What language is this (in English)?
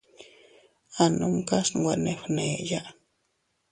Teutila Cuicatec